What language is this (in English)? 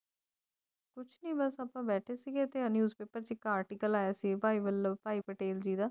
Punjabi